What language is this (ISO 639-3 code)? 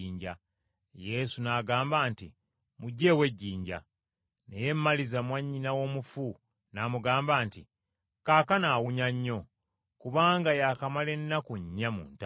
lug